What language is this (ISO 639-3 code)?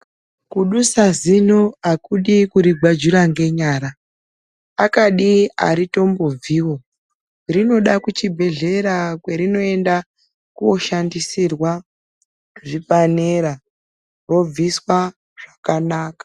ndc